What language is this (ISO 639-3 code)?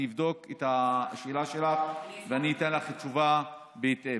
heb